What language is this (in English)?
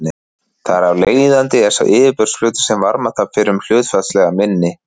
Icelandic